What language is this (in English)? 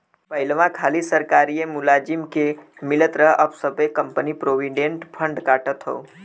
Bhojpuri